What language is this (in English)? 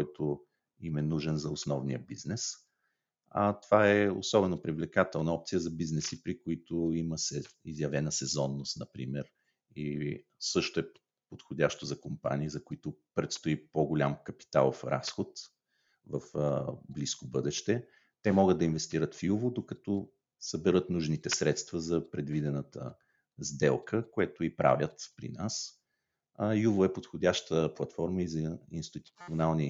Bulgarian